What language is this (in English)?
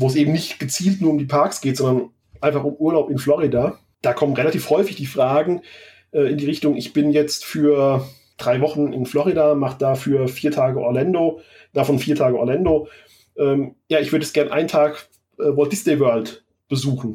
German